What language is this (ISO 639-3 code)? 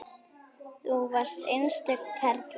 isl